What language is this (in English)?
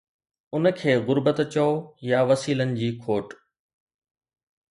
Sindhi